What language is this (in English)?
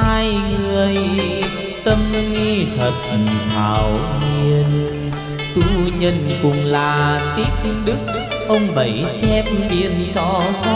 Vietnamese